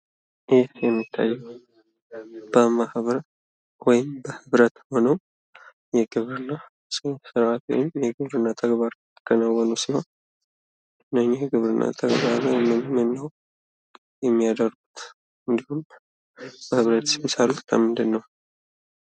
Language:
Amharic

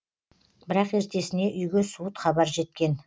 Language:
Kazakh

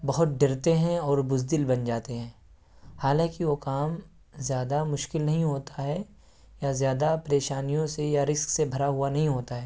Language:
Urdu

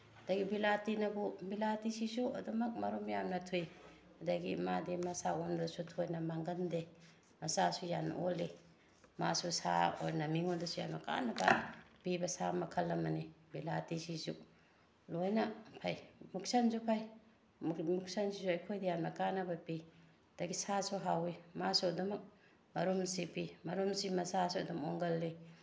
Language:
Manipuri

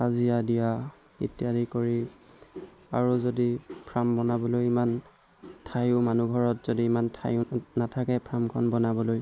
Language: Assamese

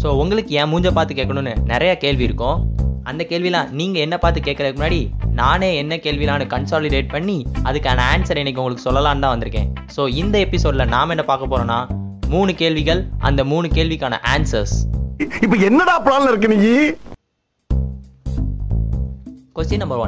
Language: Tamil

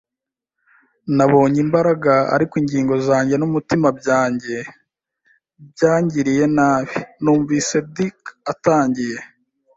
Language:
Kinyarwanda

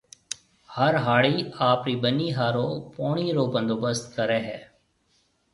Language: Marwari (Pakistan)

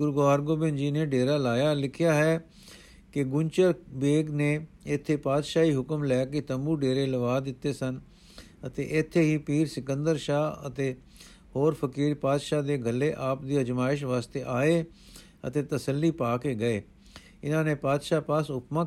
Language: Punjabi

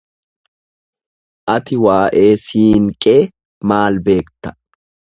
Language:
Oromo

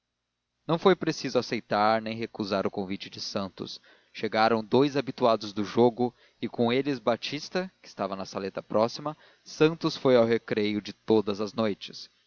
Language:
Portuguese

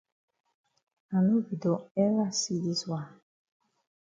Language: Cameroon Pidgin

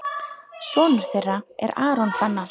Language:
Icelandic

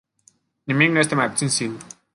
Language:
Romanian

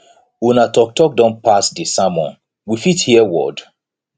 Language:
Nigerian Pidgin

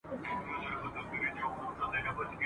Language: Pashto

